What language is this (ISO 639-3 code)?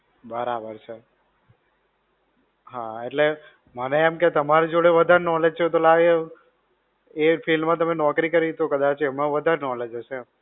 guj